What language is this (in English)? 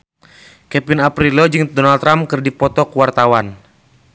Sundanese